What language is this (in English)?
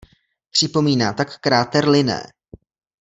Czech